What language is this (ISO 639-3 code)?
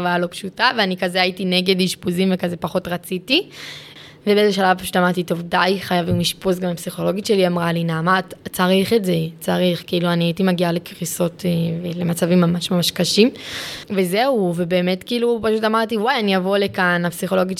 heb